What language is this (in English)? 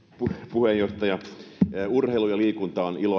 Finnish